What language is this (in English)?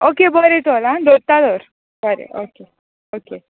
Konkani